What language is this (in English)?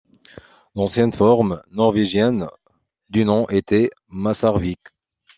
French